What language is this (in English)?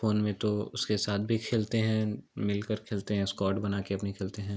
Hindi